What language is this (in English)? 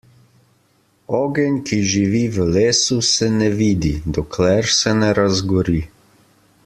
Slovenian